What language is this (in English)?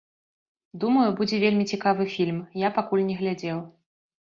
Belarusian